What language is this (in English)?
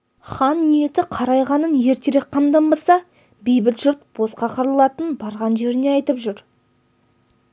Kazakh